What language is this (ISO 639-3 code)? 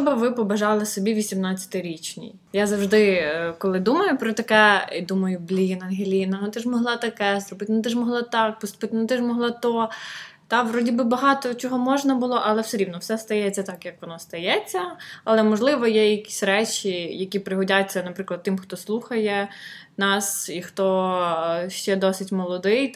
ukr